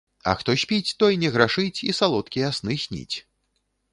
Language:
Belarusian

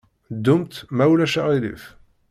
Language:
Kabyle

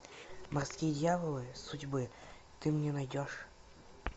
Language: Russian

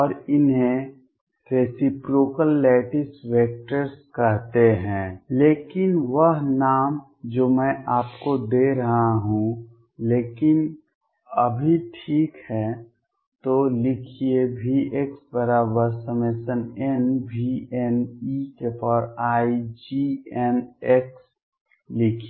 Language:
Hindi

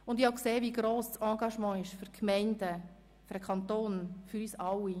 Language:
Swiss German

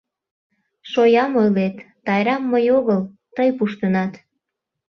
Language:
Mari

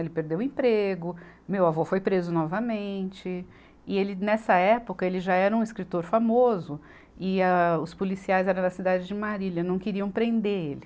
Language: Portuguese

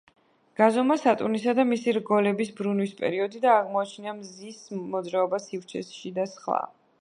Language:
Georgian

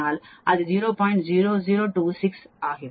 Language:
Tamil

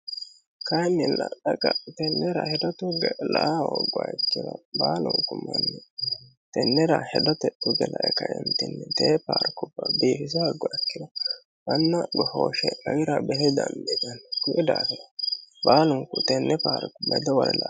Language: Sidamo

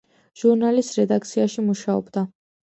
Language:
Georgian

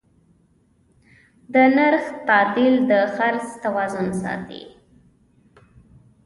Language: Pashto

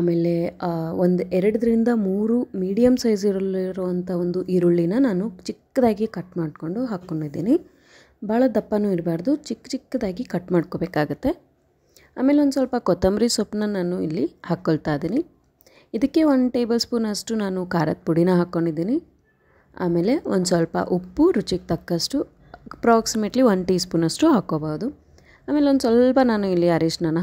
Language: Kannada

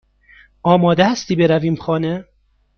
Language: Persian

